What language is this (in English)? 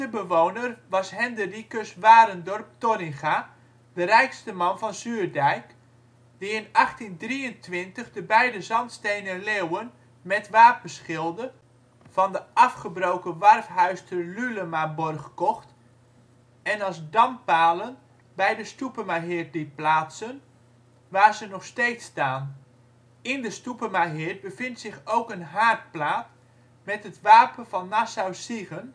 Dutch